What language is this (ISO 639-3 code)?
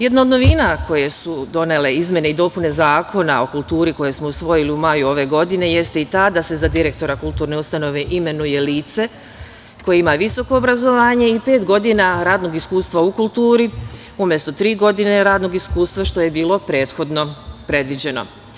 srp